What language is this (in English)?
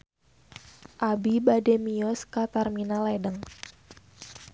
Sundanese